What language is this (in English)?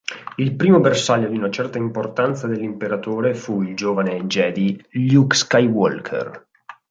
Italian